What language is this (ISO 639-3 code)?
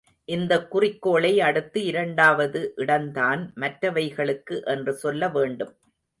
tam